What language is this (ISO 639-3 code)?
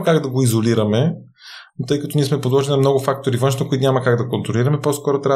bul